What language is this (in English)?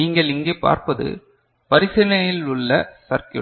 Tamil